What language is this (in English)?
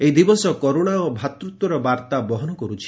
Odia